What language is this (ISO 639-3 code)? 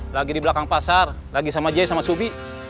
ind